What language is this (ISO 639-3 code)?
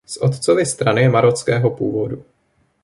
ces